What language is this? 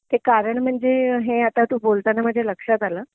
Marathi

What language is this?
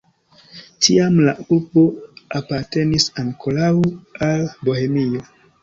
Esperanto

